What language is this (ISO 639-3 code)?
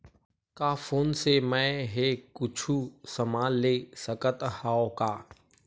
hne